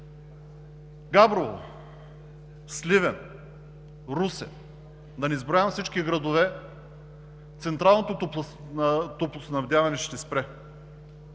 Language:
Bulgarian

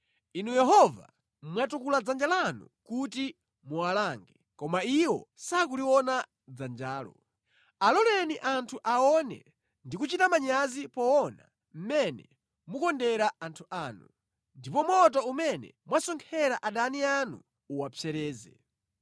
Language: Nyanja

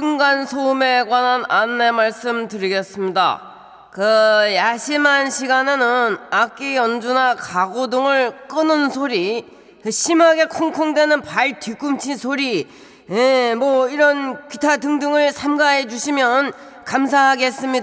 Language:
Korean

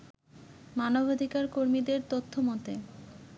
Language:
Bangla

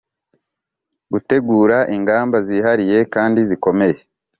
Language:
Kinyarwanda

